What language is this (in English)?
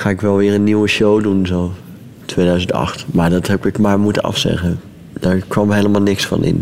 Dutch